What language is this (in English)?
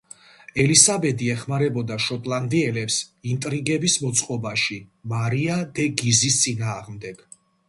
Georgian